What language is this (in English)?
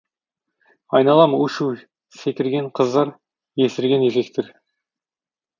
Kazakh